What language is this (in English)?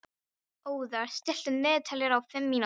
Icelandic